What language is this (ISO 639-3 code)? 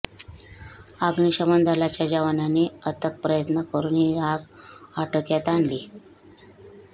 mar